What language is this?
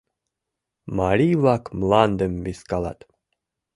Mari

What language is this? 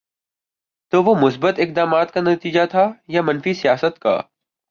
Urdu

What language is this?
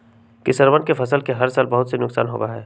Magahi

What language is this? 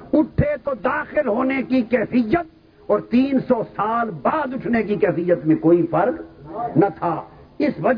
Urdu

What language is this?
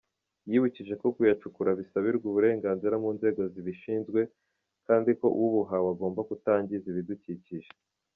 Kinyarwanda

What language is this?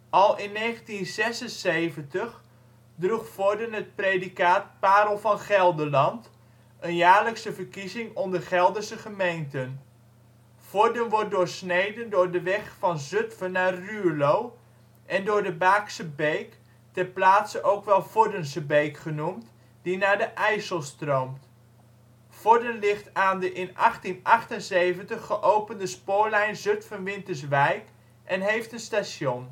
Dutch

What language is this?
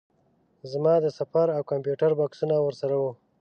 Pashto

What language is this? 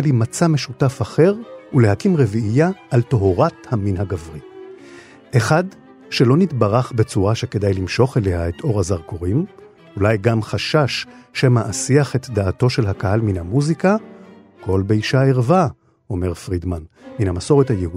Hebrew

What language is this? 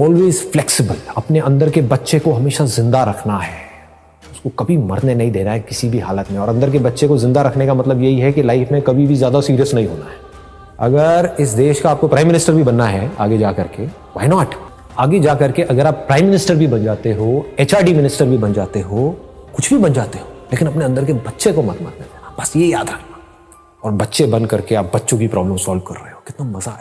Hindi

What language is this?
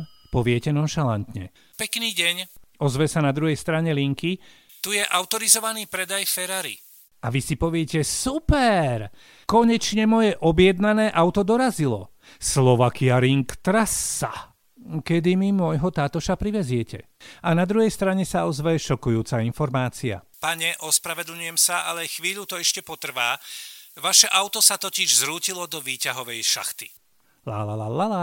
Slovak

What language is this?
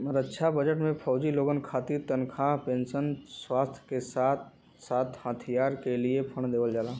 Bhojpuri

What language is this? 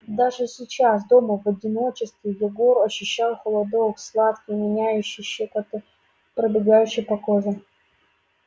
Russian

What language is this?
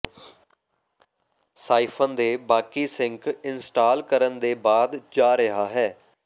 Punjabi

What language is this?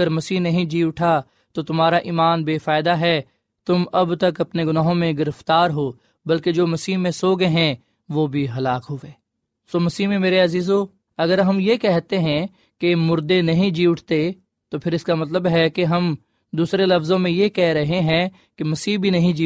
Urdu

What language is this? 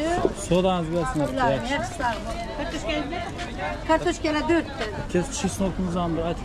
Turkish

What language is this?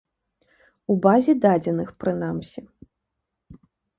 Belarusian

